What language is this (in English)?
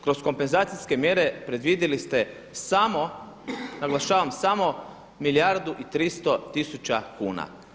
Croatian